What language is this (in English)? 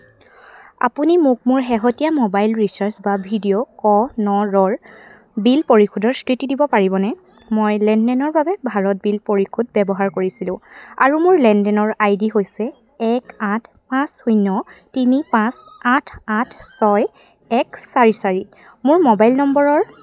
Assamese